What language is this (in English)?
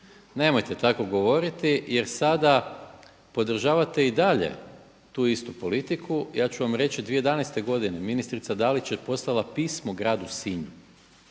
Croatian